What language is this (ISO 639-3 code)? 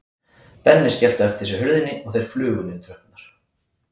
isl